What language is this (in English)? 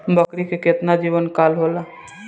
Bhojpuri